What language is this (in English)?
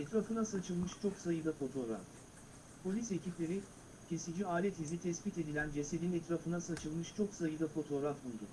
Turkish